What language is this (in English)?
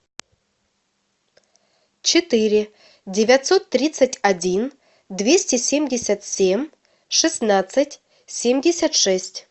Russian